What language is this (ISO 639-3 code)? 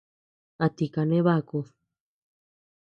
cux